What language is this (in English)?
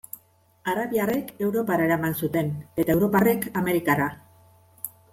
Basque